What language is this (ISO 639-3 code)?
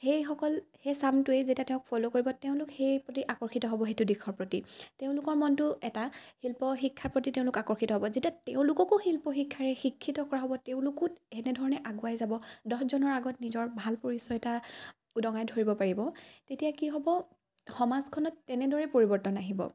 asm